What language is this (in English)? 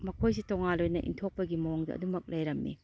Manipuri